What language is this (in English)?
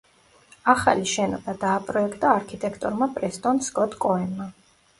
Georgian